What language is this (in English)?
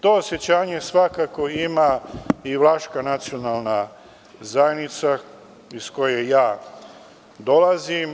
Serbian